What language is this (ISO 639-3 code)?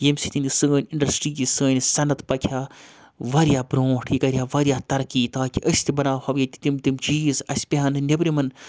kas